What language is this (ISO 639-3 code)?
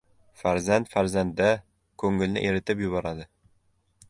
uzb